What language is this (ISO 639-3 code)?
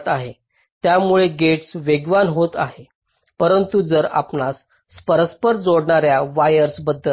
mar